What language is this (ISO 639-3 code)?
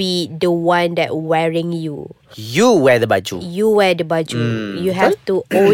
msa